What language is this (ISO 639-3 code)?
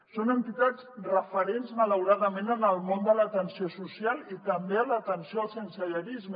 cat